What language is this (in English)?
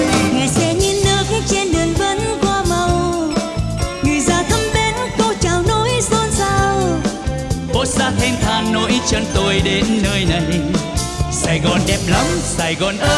Vietnamese